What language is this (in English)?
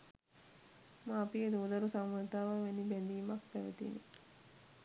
Sinhala